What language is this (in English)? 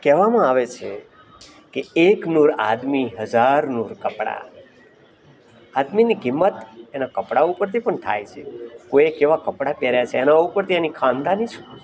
Gujarati